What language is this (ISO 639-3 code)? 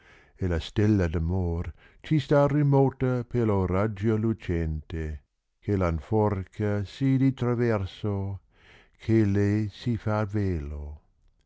ita